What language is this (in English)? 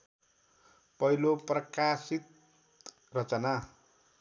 Nepali